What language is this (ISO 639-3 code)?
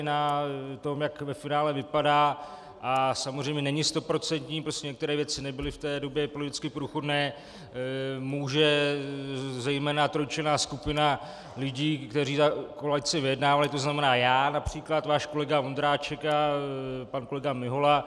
ces